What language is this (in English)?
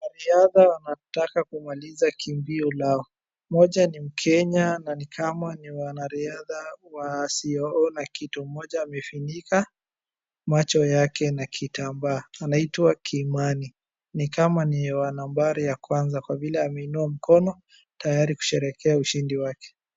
Swahili